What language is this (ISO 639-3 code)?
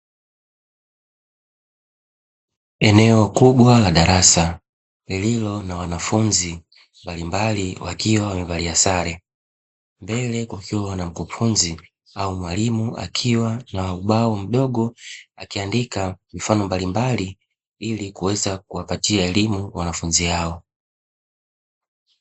swa